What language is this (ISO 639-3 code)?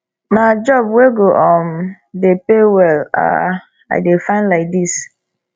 pcm